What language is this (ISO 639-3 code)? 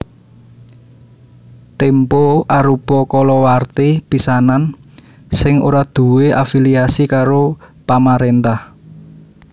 jav